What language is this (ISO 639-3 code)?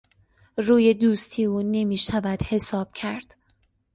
fas